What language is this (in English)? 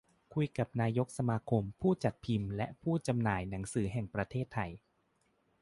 Thai